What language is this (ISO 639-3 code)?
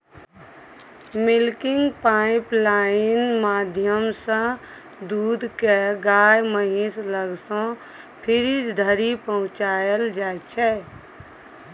mai